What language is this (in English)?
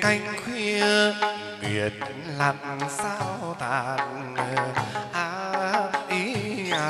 Vietnamese